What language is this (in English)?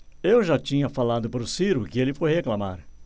Portuguese